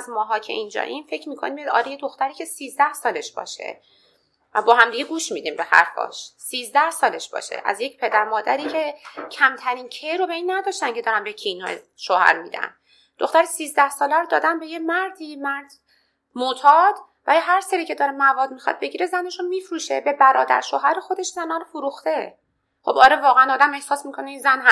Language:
Persian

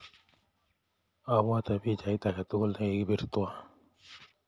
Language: Kalenjin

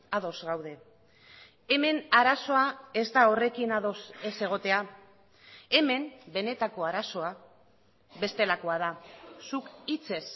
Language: Basque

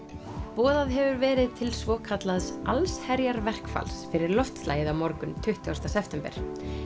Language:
Icelandic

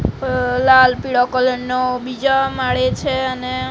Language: Gujarati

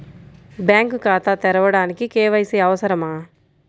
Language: Telugu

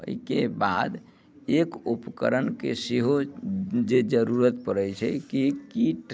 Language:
Maithili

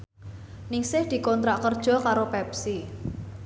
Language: Javanese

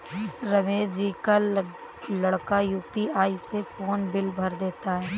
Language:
Hindi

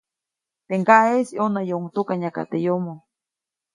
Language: Copainalá Zoque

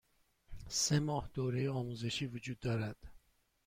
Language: Persian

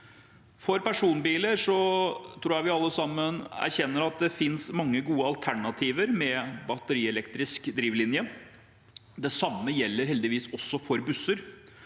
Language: Norwegian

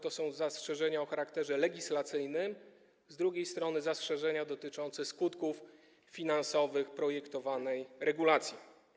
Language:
Polish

